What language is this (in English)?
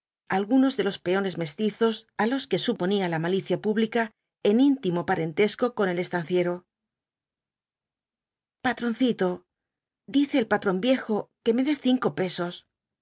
Spanish